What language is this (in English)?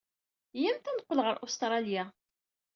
Kabyle